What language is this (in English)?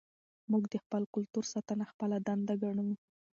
Pashto